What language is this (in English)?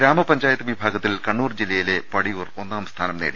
Malayalam